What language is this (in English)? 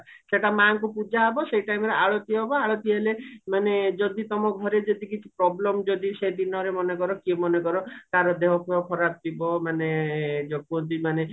Odia